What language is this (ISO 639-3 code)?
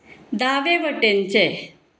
kok